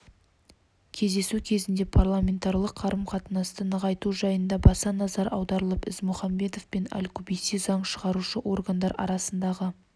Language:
Kazakh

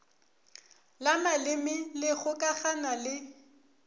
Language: Northern Sotho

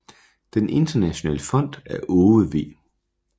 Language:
Danish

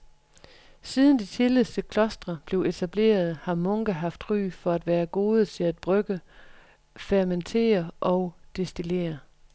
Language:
Danish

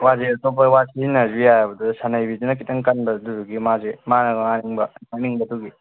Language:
Manipuri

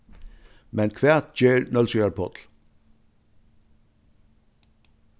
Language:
Faroese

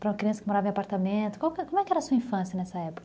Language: Portuguese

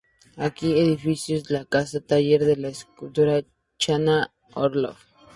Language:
Spanish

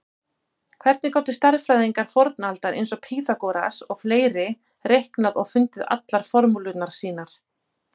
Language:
Icelandic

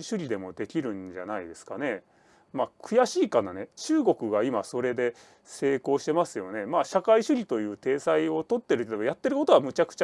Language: Japanese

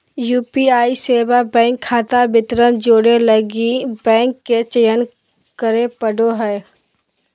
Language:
Magahi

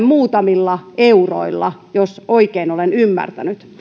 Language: Finnish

